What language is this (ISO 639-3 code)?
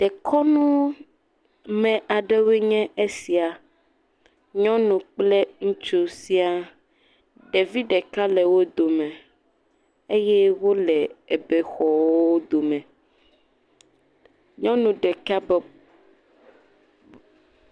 ewe